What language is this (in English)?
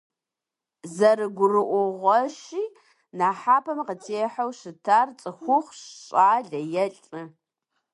Kabardian